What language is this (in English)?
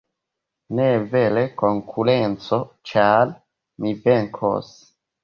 Esperanto